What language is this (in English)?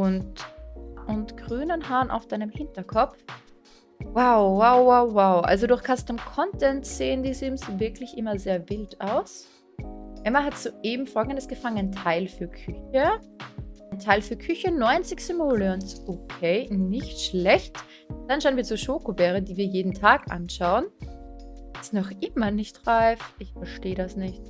German